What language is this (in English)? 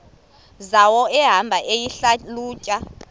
Xhosa